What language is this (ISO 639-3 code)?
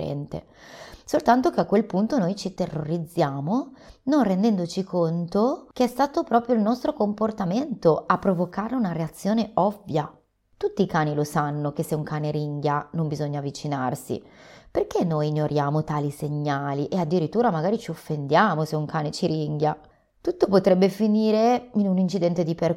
ita